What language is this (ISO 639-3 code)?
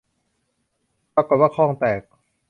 tha